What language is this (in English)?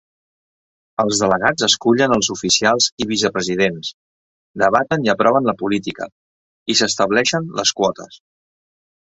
Catalan